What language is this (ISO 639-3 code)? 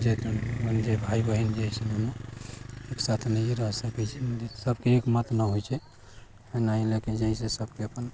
mai